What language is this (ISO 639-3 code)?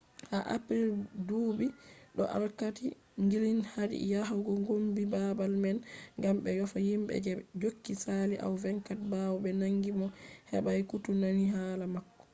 ful